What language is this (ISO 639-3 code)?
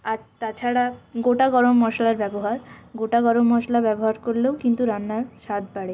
ben